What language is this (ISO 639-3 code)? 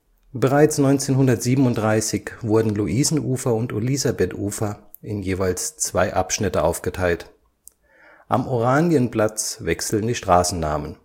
deu